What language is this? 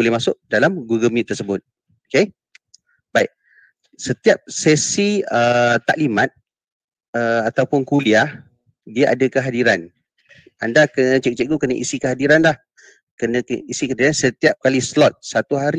Malay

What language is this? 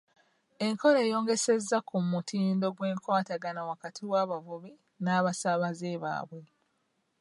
Ganda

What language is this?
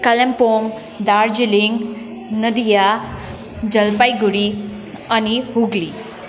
Nepali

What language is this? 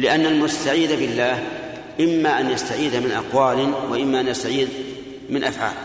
Arabic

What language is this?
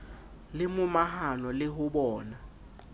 Southern Sotho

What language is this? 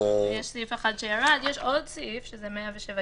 Hebrew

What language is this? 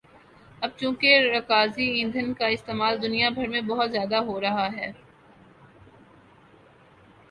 Urdu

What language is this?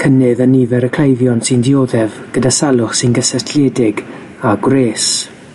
Welsh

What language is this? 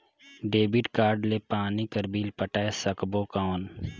Chhattisgarhi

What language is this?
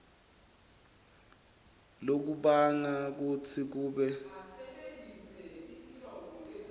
Swati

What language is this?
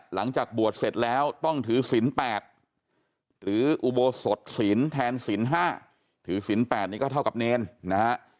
Thai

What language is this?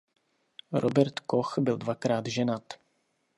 Czech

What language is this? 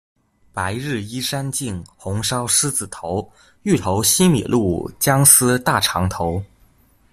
Chinese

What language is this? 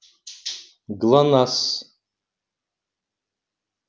Russian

